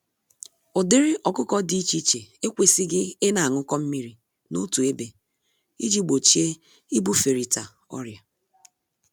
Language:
Igbo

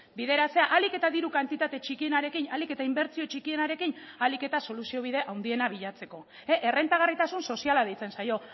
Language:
Basque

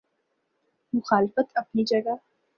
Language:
Urdu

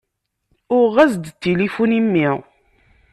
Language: Kabyle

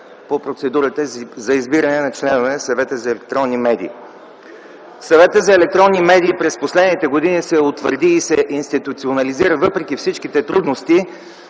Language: Bulgarian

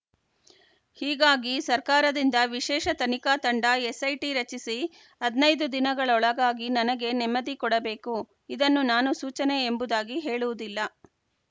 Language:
Kannada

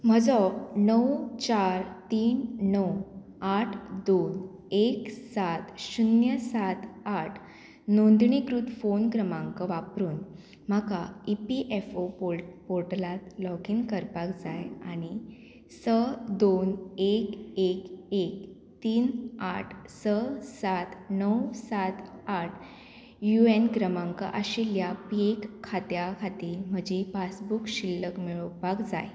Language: Konkani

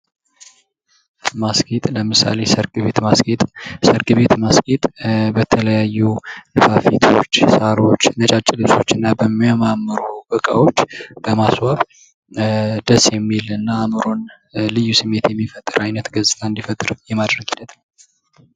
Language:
Amharic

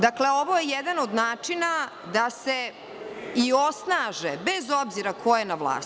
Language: Serbian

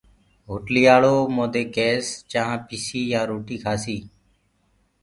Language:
Gurgula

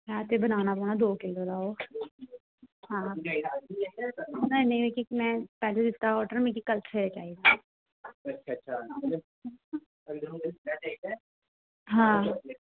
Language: Dogri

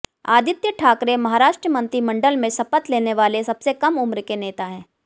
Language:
Hindi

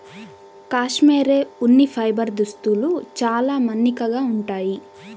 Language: Telugu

